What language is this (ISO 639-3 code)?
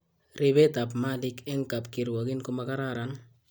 kln